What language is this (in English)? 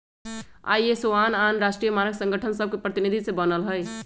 Magahi